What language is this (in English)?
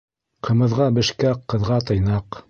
Bashkir